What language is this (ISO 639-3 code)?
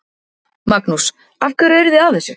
isl